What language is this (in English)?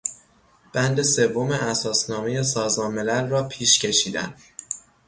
Persian